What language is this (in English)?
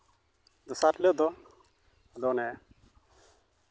Santali